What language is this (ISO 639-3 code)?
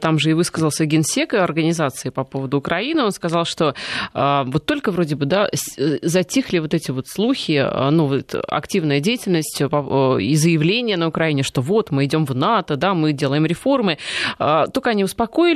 rus